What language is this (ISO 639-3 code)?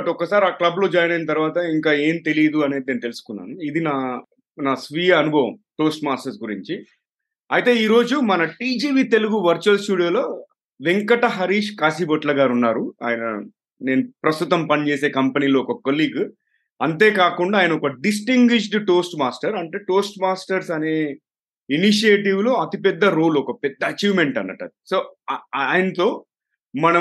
tel